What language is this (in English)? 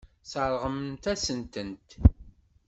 Kabyle